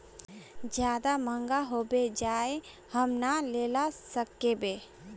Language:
Magahi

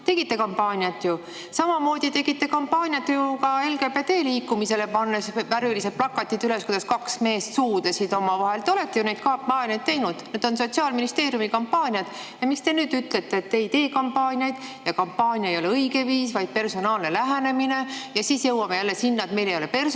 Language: Estonian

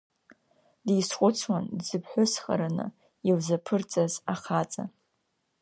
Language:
Abkhazian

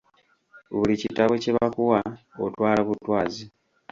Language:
Ganda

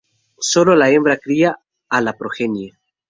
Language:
Spanish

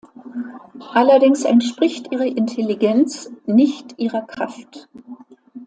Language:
German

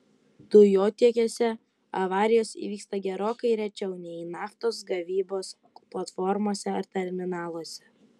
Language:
Lithuanian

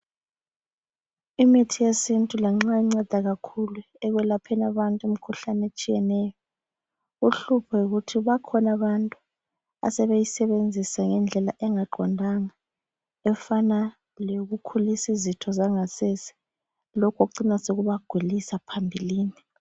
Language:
North Ndebele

